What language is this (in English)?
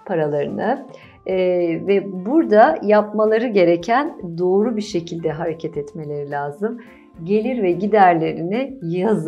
Turkish